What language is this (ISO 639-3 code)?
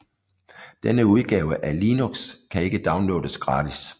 dan